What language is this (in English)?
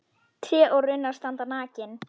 Icelandic